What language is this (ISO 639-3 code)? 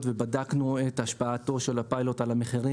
heb